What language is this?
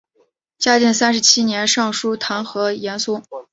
Chinese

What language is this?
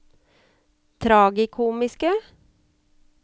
Norwegian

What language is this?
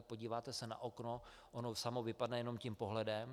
Czech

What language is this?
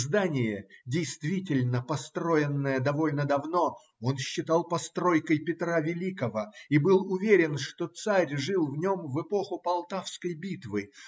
Russian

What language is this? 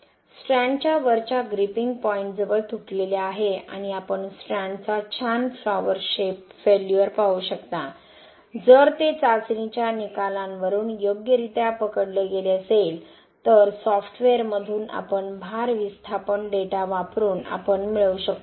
Marathi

